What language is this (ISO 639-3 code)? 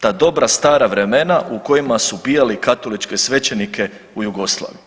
hrv